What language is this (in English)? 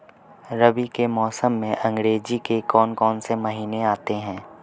Hindi